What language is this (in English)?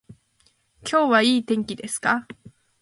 Japanese